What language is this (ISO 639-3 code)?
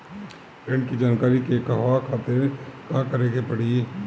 bho